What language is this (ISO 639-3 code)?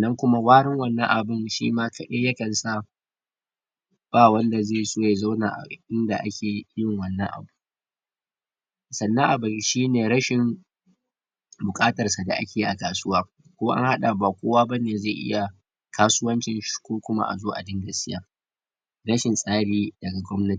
hau